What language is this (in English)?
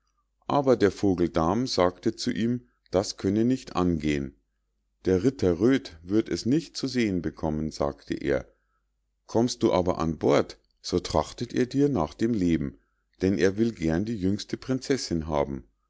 German